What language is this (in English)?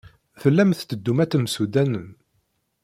Kabyle